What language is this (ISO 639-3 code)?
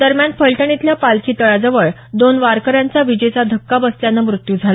mar